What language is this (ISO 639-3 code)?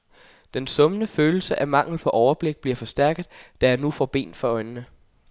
dan